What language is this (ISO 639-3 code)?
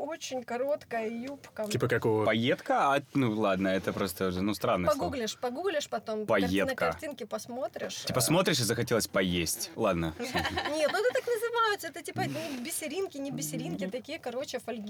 rus